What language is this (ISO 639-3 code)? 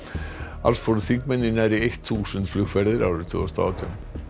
isl